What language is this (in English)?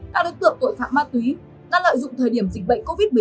Vietnamese